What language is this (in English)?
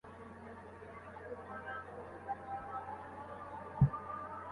Bangla